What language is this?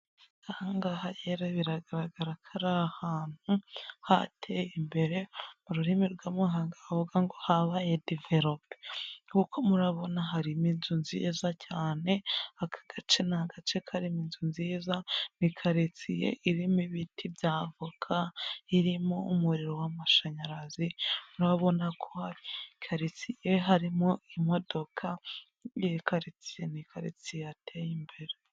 Kinyarwanda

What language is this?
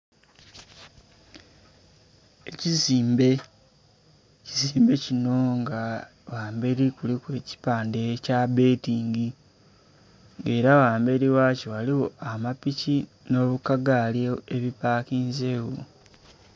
Soga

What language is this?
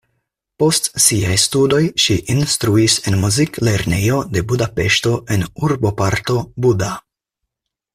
Esperanto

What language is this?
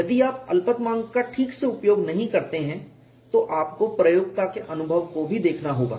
Hindi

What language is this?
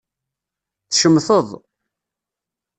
Kabyle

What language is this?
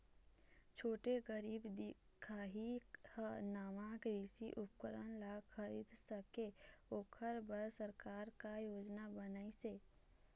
Chhattisgarhi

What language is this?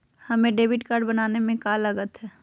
Magahi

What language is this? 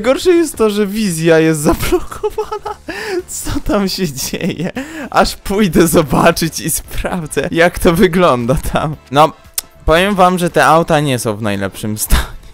Polish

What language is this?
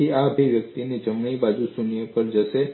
Gujarati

